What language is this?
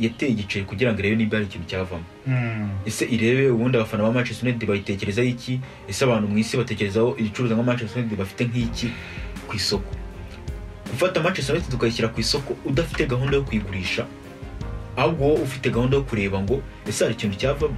Romanian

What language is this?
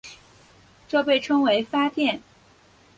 Chinese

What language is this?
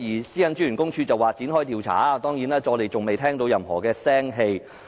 Cantonese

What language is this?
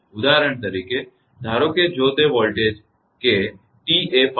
Gujarati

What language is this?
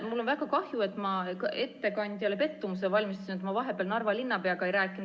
Estonian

